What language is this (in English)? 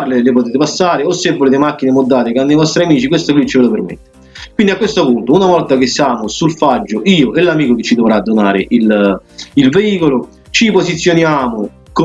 Italian